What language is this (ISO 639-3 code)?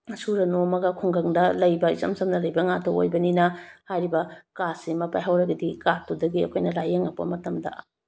mni